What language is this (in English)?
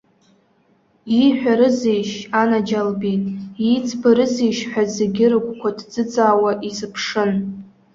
Abkhazian